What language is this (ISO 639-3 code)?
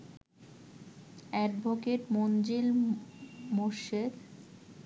ben